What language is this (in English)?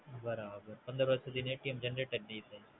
Gujarati